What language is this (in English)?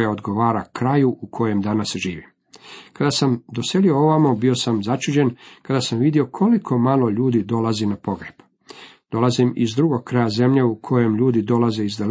Croatian